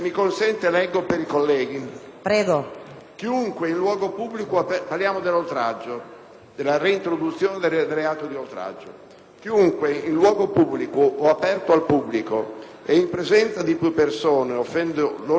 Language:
Italian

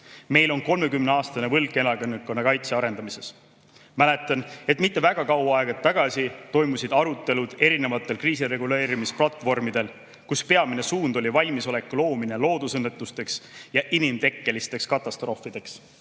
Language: Estonian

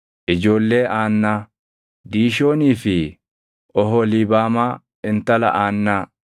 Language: Oromo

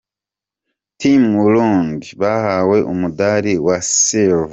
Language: Kinyarwanda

